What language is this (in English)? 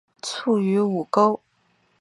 Chinese